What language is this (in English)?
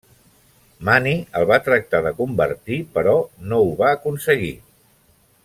Catalan